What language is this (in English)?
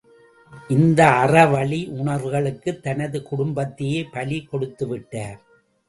Tamil